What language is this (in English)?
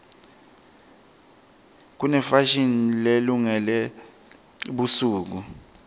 Swati